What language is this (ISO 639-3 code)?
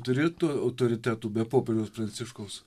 lit